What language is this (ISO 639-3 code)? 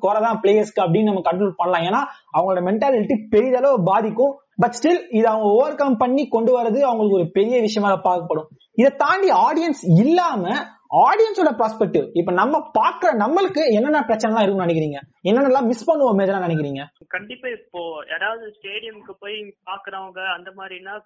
tam